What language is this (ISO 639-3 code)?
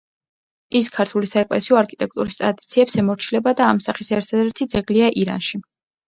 kat